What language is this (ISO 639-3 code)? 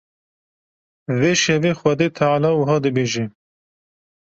kur